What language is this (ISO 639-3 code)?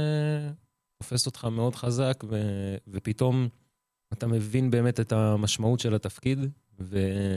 heb